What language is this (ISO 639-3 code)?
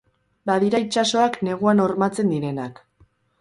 eus